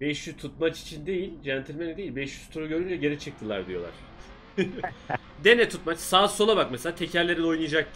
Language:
Turkish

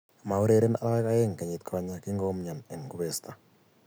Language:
Kalenjin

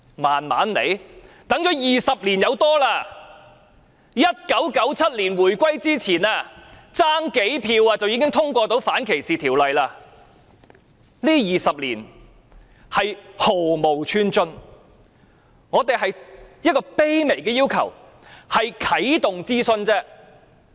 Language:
Cantonese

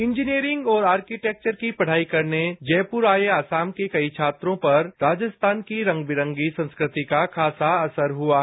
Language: Hindi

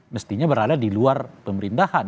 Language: Indonesian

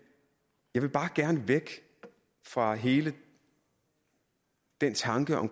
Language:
Danish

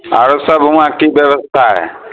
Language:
Maithili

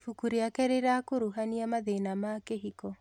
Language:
Kikuyu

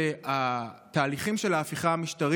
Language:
Hebrew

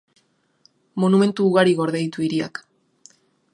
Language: Basque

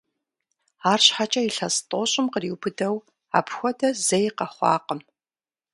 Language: Kabardian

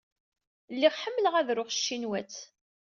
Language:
Kabyle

